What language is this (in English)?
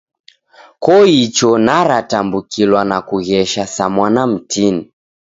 Taita